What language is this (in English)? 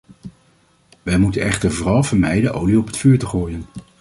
Dutch